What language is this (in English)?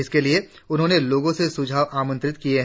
Hindi